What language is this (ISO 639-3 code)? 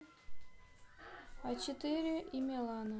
rus